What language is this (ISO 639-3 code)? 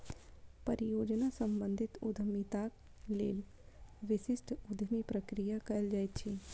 mai